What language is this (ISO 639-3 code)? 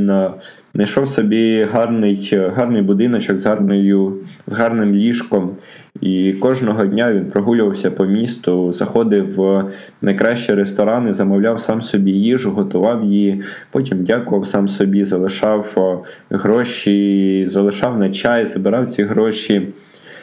ukr